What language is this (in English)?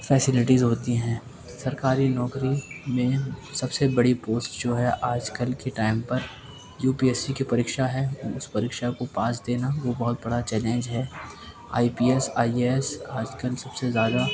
Urdu